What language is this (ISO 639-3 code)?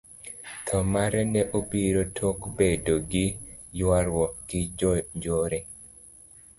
luo